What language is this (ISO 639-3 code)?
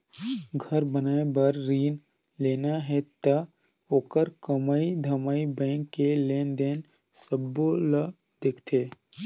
hne